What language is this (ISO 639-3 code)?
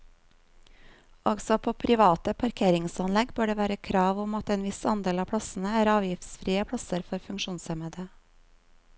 nor